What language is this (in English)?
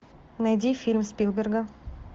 Russian